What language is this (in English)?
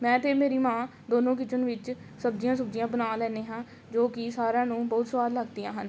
Punjabi